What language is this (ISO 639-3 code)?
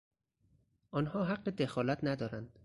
fas